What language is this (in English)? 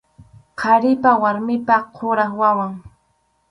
Arequipa-La Unión Quechua